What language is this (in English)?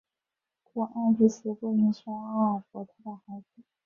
Chinese